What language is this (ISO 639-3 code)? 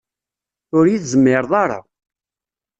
kab